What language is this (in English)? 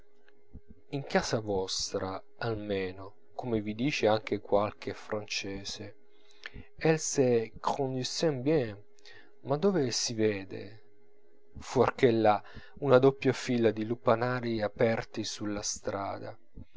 Italian